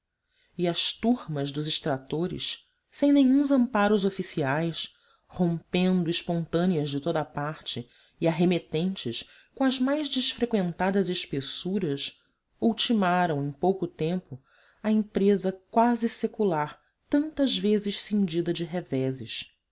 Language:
Portuguese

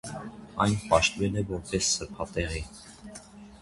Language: Armenian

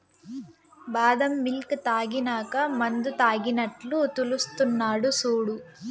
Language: Telugu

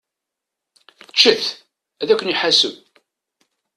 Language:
Kabyle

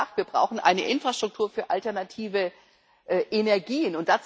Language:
German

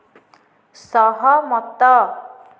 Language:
Odia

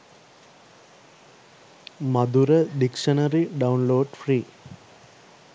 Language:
Sinhala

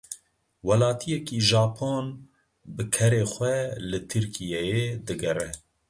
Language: Kurdish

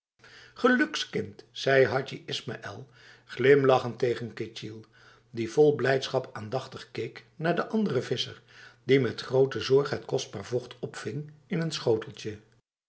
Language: Dutch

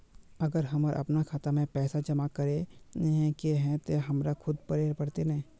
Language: Magahi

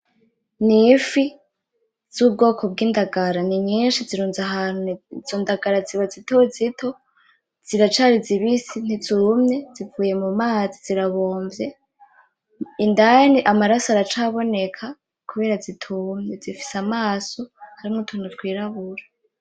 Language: Rundi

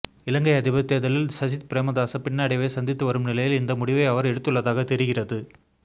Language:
Tamil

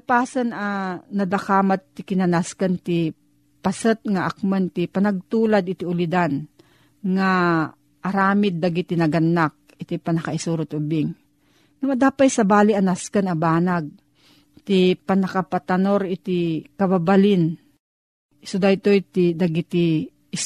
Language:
Filipino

